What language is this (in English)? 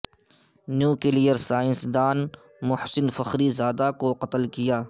Urdu